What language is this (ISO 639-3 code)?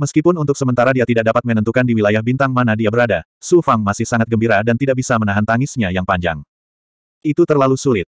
ind